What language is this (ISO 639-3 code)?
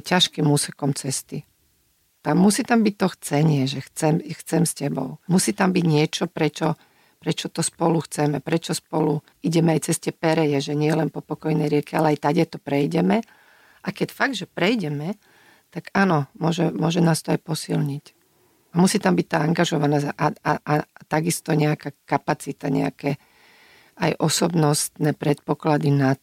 slk